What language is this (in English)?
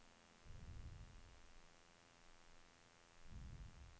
Norwegian